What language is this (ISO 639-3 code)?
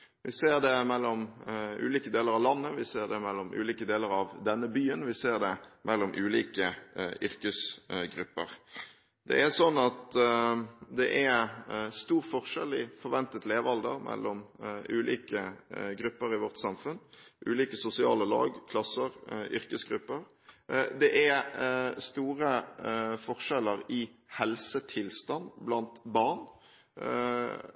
nob